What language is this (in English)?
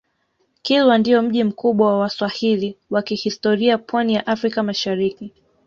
Swahili